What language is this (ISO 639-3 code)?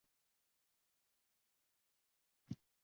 uzb